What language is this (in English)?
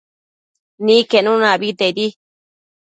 Matsés